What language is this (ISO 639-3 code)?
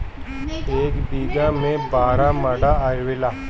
bho